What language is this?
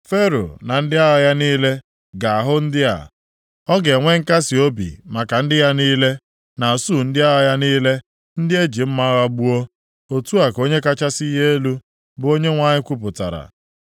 Igbo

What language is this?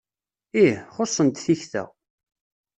Kabyle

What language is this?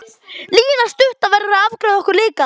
Icelandic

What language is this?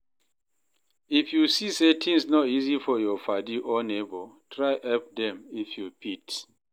Nigerian Pidgin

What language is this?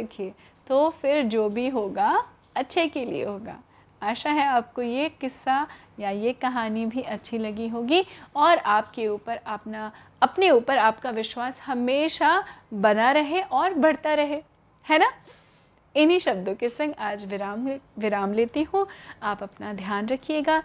Hindi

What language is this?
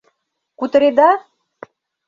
Mari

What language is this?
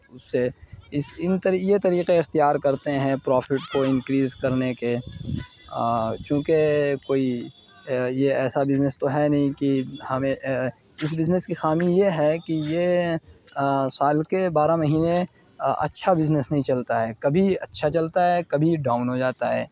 Urdu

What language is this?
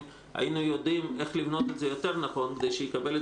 Hebrew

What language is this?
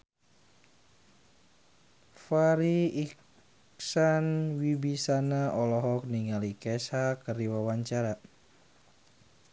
Sundanese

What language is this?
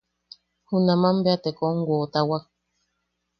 Yaqui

